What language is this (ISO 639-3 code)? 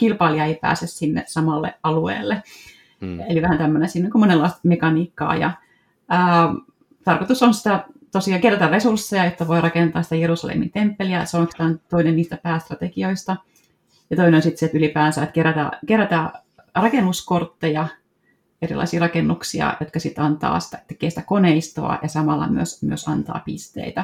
fin